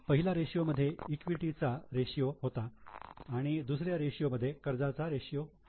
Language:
Marathi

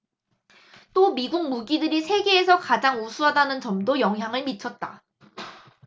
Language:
Korean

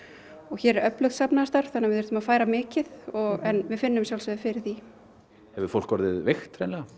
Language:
Icelandic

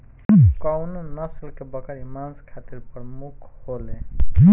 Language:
Bhojpuri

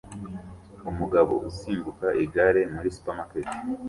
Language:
Kinyarwanda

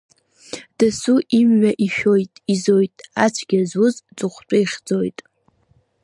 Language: Abkhazian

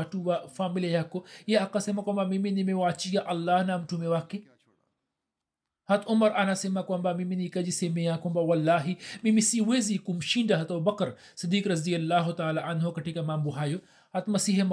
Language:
Swahili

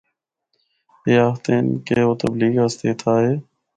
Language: Northern Hindko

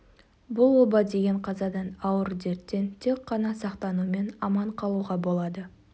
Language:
Kazakh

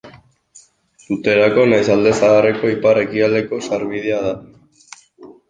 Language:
Basque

